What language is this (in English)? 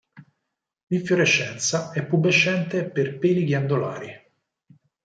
Italian